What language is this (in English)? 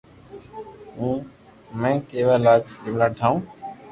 Loarki